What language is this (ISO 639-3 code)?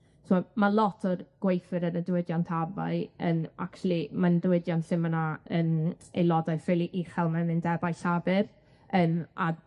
cym